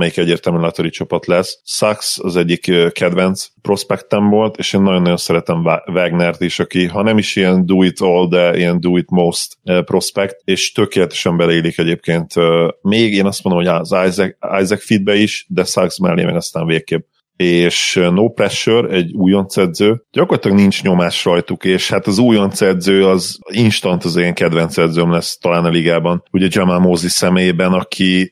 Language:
Hungarian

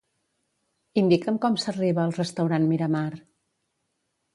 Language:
Catalan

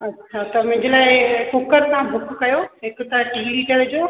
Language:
Sindhi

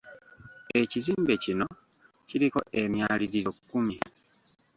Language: Ganda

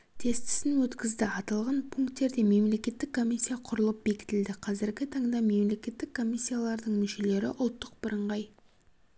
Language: Kazakh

